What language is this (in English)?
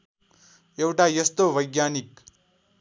Nepali